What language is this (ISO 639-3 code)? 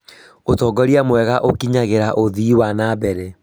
kik